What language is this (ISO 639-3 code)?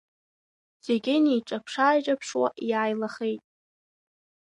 abk